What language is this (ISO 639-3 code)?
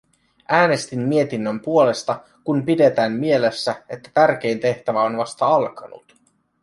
fin